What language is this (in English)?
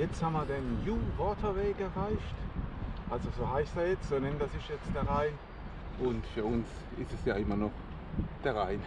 German